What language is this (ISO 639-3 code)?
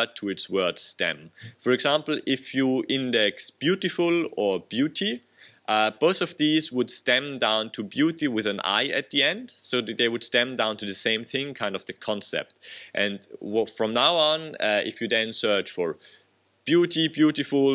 eng